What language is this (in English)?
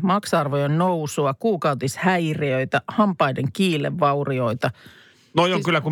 Finnish